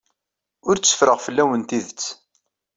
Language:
Kabyle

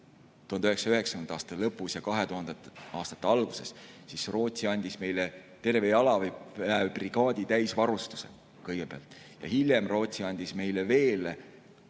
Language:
Estonian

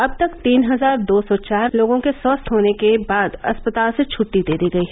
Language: Hindi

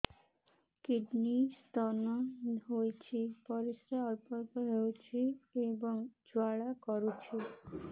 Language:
Odia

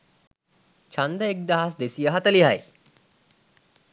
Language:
Sinhala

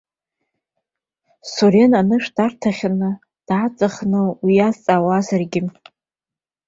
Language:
Abkhazian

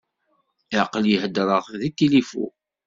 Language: Kabyle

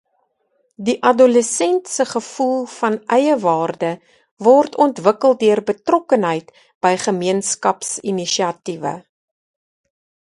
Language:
Afrikaans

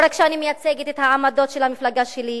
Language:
Hebrew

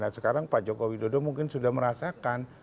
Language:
Indonesian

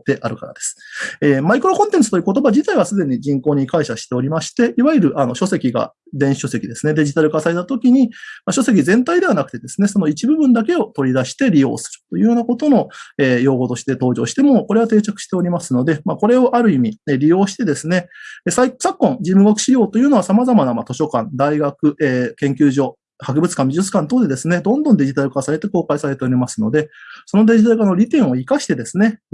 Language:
Japanese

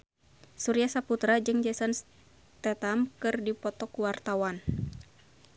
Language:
Sundanese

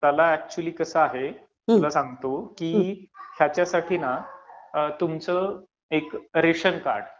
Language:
Marathi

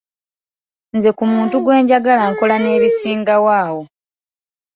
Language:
Ganda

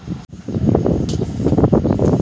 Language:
Maithili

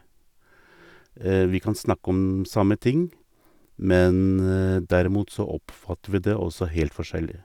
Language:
Norwegian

